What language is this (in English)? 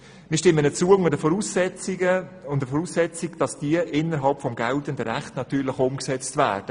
Swiss German